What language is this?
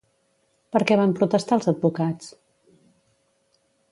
Catalan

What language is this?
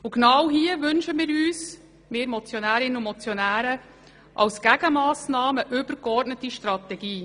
Swiss German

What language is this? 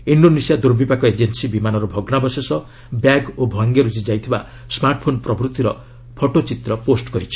Odia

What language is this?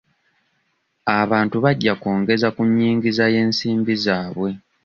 Ganda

